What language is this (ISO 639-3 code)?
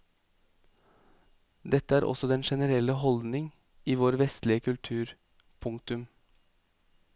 nor